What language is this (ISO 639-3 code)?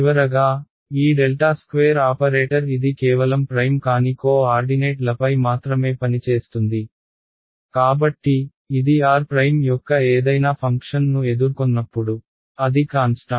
tel